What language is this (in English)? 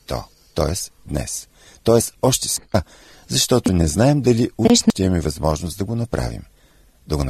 Bulgarian